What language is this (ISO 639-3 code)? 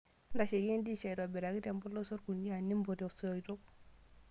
mas